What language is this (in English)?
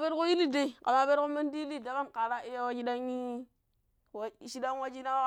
Pero